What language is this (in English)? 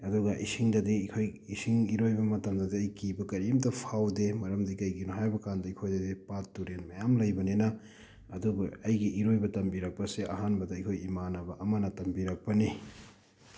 Manipuri